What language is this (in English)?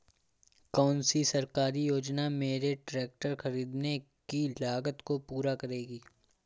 Hindi